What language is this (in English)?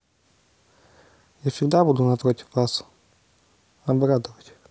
Russian